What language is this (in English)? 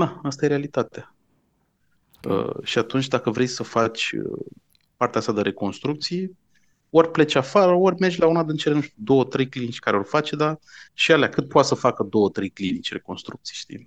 Romanian